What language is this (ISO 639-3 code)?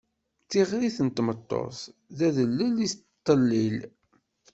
kab